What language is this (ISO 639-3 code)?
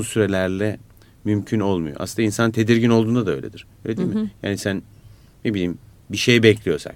tur